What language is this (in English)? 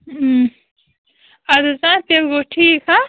Kashmiri